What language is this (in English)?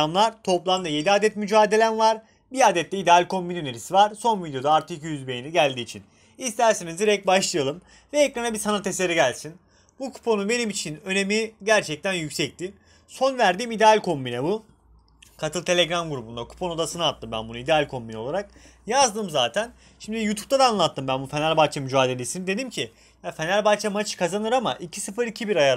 Turkish